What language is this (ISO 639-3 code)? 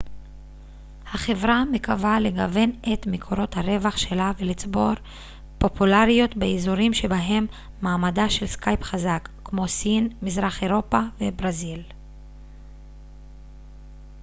heb